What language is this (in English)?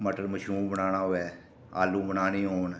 Dogri